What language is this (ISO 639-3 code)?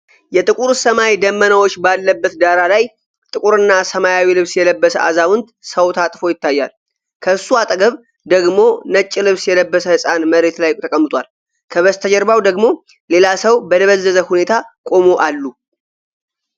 amh